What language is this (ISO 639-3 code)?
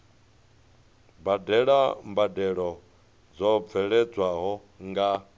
ven